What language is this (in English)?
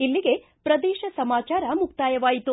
Kannada